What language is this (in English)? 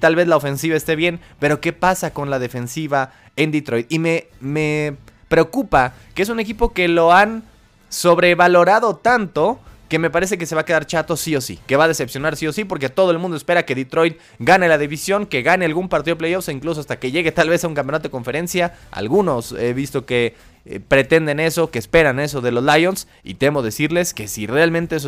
Spanish